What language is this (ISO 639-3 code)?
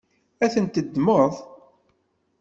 kab